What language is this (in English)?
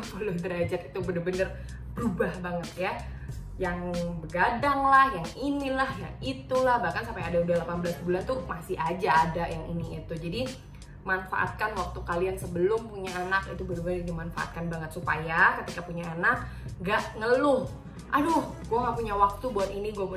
Indonesian